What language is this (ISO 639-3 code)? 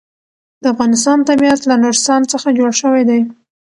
pus